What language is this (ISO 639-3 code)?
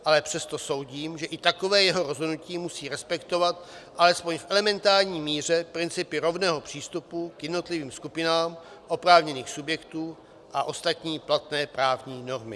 ces